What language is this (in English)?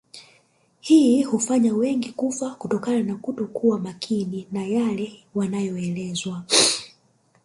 Swahili